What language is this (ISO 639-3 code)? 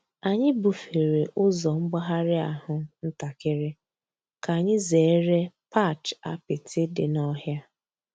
ibo